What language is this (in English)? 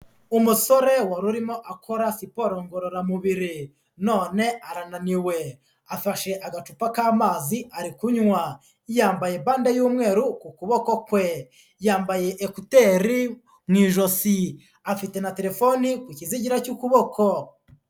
Kinyarwanda